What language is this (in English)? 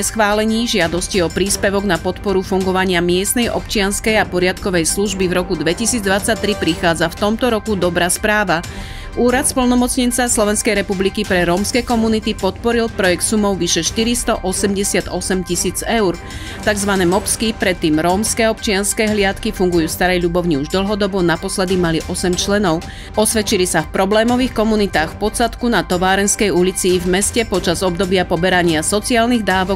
Slovak